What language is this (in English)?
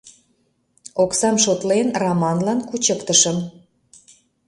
Mari